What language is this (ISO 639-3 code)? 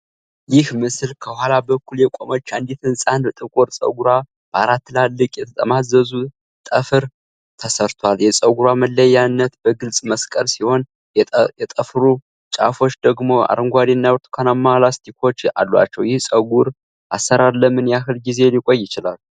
amh